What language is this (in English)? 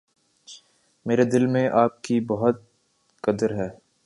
Urdu